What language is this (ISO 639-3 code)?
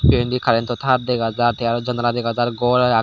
ccp